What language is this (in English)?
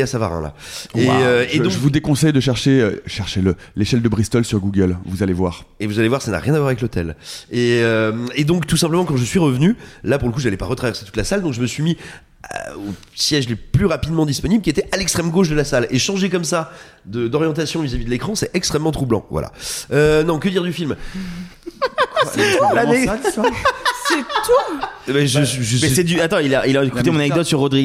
French